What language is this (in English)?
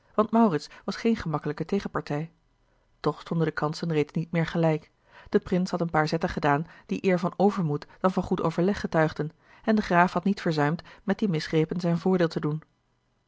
Dutch